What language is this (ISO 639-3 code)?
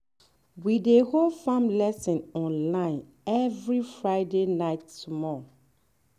pcm